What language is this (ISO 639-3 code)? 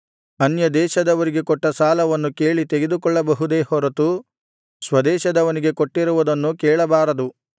kan